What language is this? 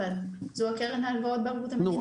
Hebrew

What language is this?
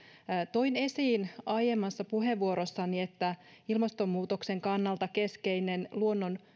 Finnish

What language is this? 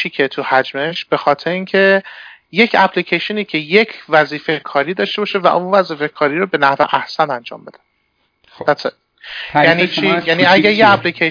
Persian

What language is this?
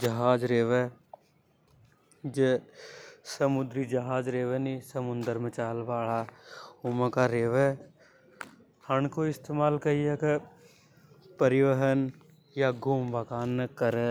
Hadothi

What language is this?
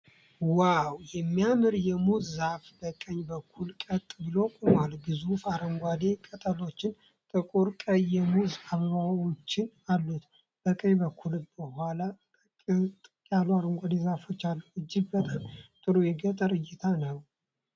Amharic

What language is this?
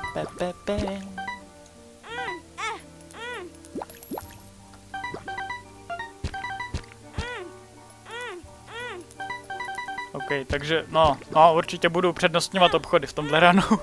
Czech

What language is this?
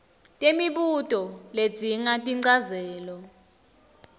Swati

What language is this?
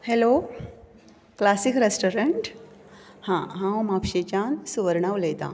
Konkani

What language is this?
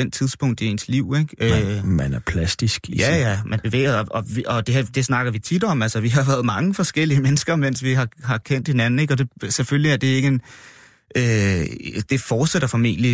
Danish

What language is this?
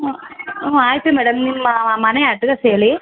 Kannada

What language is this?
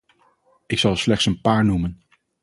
Dutch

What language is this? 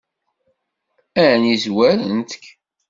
Kabyle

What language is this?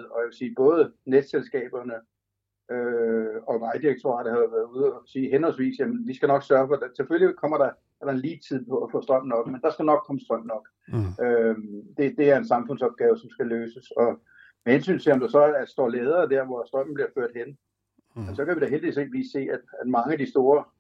Danish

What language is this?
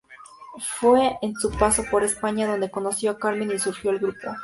Spanish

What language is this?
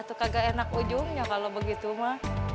Indonesian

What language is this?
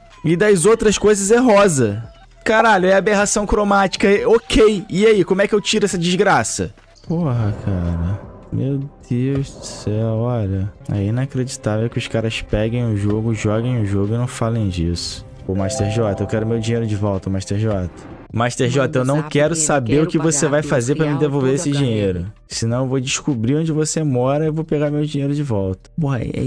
Portuguese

